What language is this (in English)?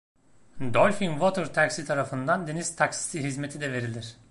Turkish